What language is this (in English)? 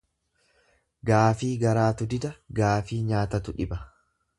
Oromo